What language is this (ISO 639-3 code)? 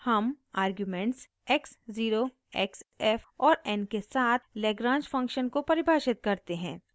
hin